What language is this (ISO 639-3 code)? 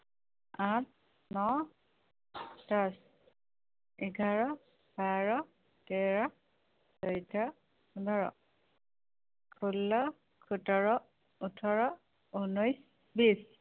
asm